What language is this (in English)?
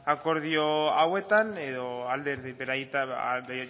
Basque